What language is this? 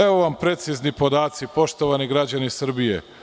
Serbian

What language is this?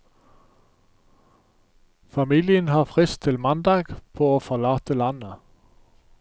Norwegian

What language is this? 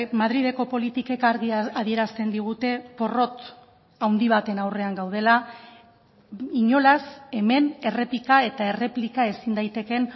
Basque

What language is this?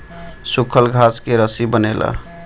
Bhojpuri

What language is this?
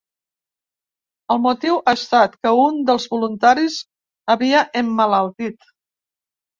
Catalan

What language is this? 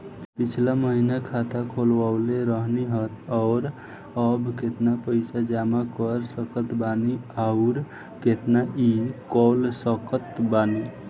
Bhojpuri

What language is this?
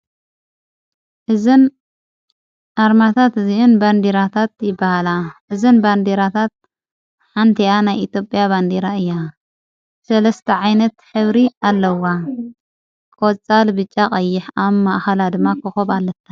Tigrinya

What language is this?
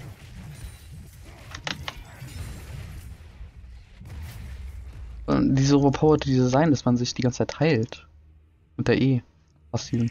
German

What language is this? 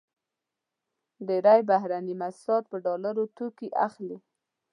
Pashto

